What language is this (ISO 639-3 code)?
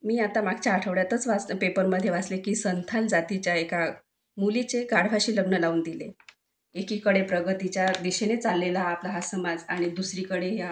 mar